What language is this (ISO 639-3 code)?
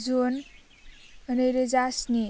brx